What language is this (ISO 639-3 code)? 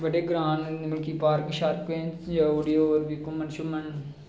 doi